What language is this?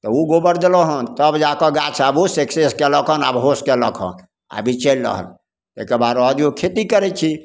Maithili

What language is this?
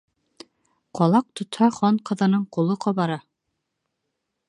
Bashkir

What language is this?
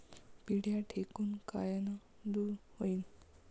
Marathi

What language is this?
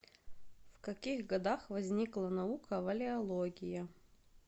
Russian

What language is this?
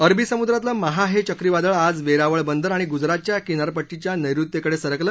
Marathi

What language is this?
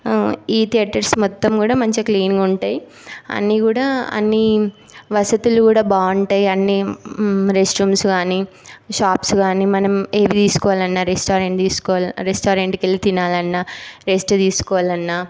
Telugu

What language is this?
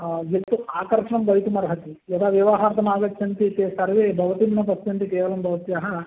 Sanskrit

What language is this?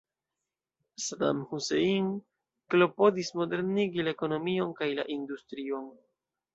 Esperanto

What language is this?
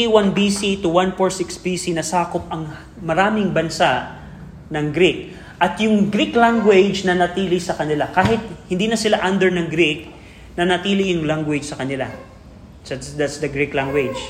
Filipino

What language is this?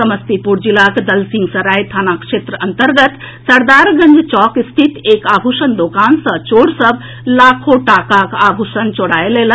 Maithili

